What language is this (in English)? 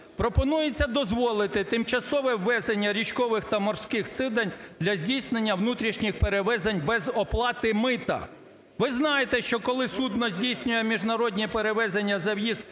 Ukrainian